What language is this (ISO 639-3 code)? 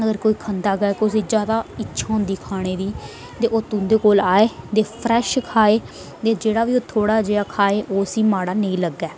doi